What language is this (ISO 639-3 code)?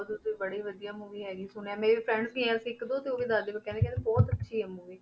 pan